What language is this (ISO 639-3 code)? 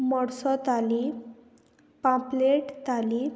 kok